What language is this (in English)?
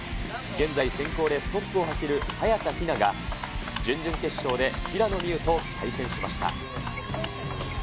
Japanese